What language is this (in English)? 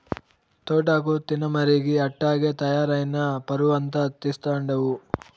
Telugu